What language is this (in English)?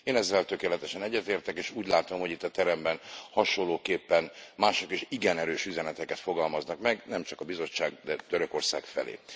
Hungarian